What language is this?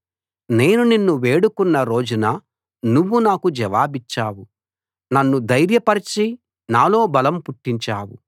Telugu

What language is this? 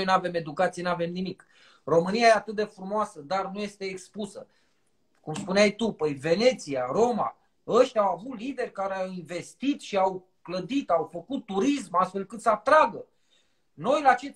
Romanian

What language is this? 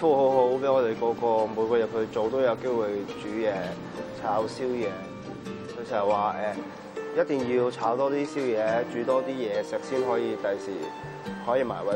Chinese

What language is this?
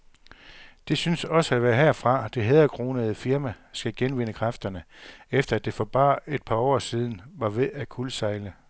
Danish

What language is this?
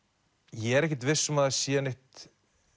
Icelandic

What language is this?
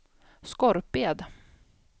Swedish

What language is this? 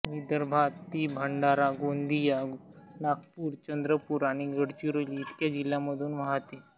Marathi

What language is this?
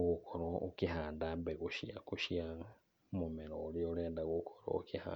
Kikuyu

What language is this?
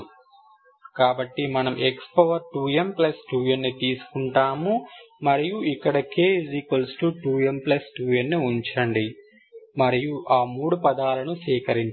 Telugu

